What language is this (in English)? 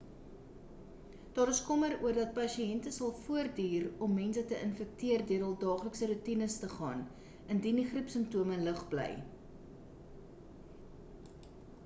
Afrikaans